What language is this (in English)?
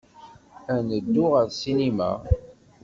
Kabyle